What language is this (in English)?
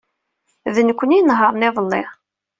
Kabyle